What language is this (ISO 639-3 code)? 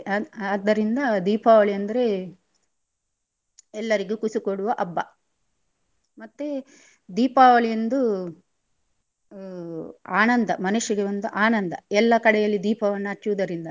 kan